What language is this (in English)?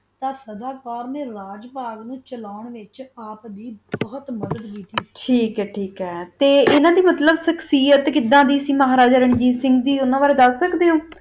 Punjabi